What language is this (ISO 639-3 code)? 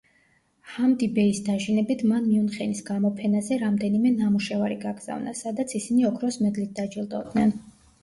kat